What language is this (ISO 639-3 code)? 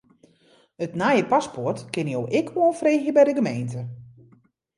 fry